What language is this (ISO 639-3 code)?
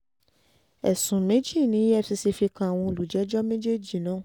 yor